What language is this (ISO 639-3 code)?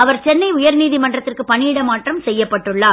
tam